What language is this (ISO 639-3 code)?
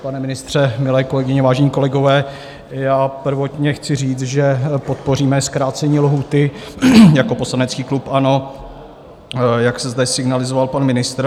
ces